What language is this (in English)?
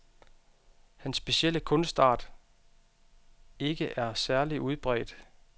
Danish